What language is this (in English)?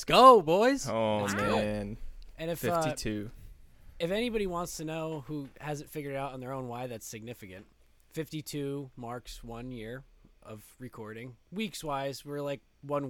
English